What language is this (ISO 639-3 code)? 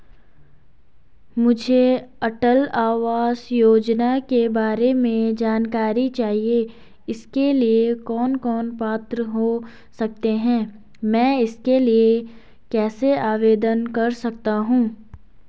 hin